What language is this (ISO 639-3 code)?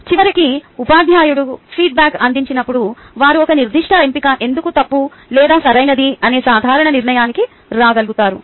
tel